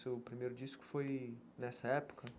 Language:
Portuguese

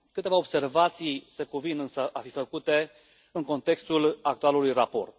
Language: Romanian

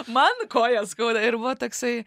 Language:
Lithuanian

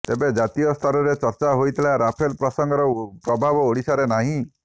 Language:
Odia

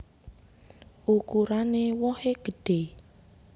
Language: Javanese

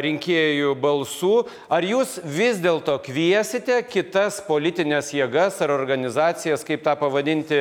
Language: Lithuanian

